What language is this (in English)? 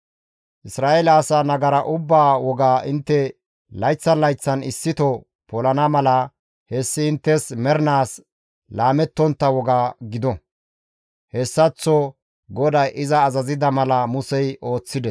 Gamo